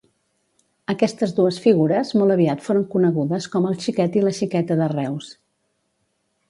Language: Catalan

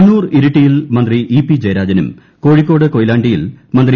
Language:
Malayalam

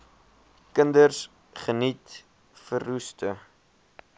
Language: Afrikaans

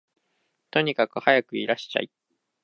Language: Japanese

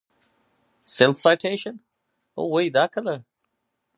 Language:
Pashto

